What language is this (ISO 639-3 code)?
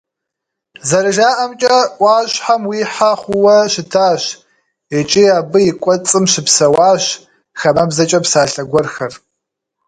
kbd